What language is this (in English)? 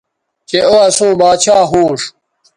Bateri